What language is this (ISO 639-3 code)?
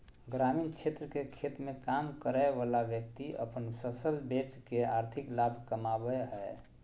mag